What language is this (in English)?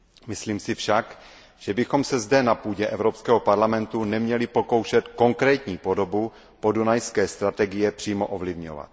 Czech